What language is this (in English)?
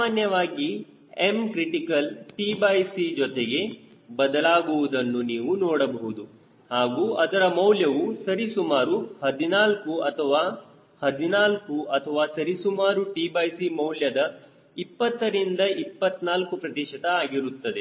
Kannada